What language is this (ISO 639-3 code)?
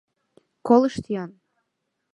chm